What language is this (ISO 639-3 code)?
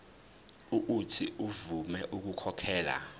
zul